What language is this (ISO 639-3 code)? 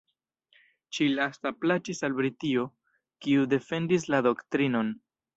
epo